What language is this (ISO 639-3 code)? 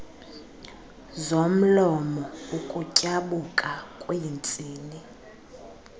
xho